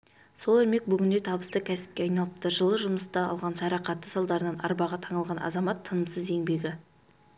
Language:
Kazakh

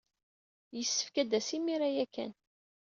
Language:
Kabyle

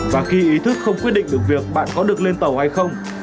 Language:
Vietnamese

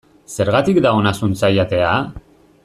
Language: Basque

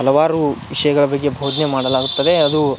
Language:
Kannada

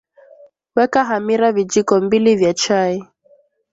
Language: Swahili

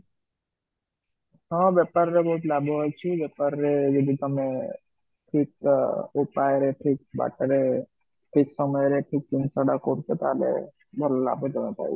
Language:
Odia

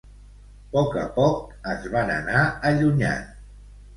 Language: Catalan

